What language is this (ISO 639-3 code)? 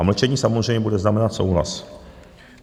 ces